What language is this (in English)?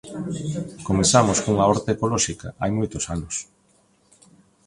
Galician